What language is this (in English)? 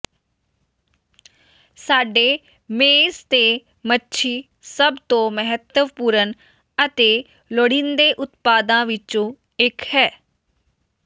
Punjabi